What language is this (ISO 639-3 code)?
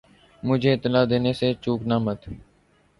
urd